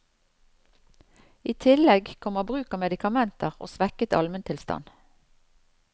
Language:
Norwegian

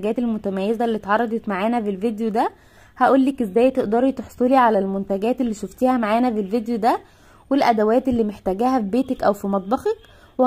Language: Arabic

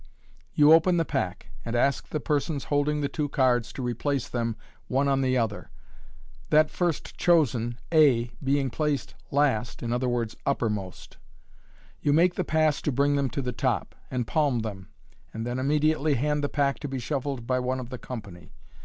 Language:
English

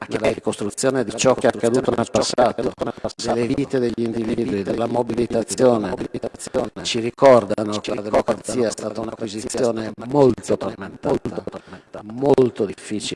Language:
Italian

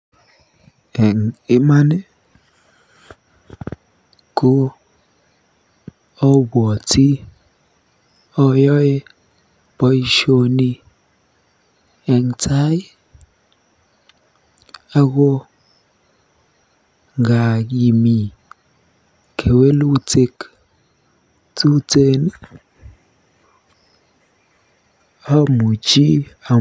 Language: Kalenjin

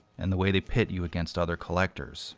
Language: English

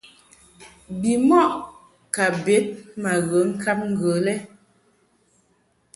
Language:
Mungaka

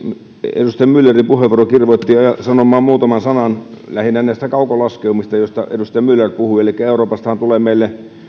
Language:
Finnish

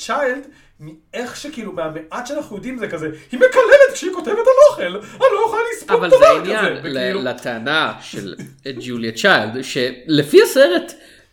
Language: Hebrew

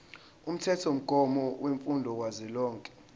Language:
Zulu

